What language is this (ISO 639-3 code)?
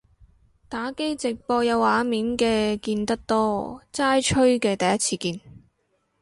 yue